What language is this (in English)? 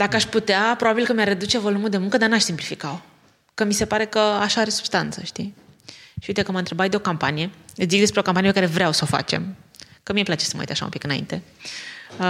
Romanian